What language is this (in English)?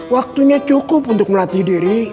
Indonesian